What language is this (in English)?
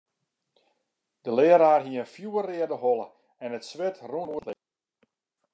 Western Frisian